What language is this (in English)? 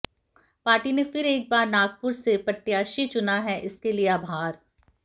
Hindi